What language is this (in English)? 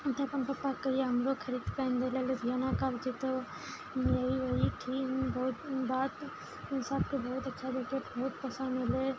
Maithili